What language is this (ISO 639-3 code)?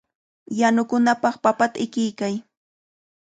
qvl